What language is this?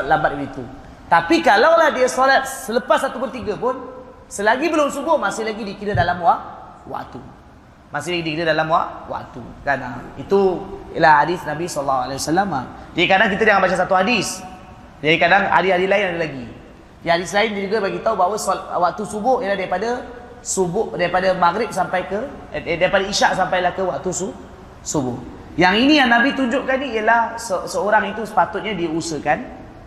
Malay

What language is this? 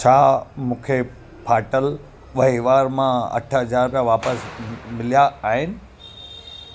Sindhi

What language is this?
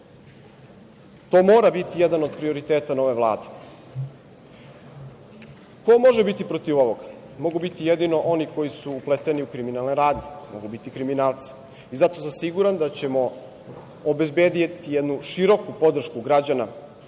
Serbian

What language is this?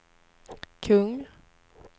Swedish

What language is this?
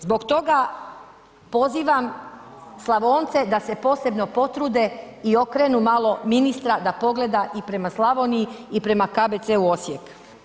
Croatian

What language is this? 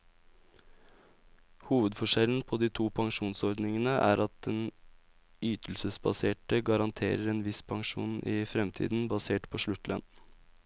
Norwegian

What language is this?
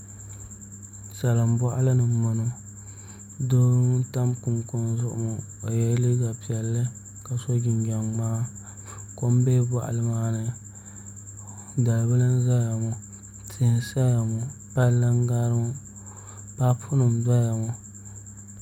Dagbani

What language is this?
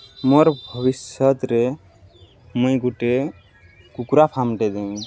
Odia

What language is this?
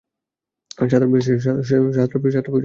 Bangla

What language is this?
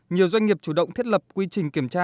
Vietnamese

